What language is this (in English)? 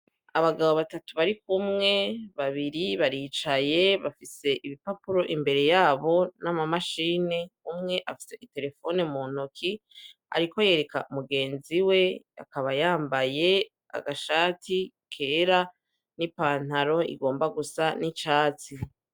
Rundi